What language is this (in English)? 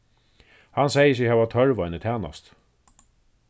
Faroese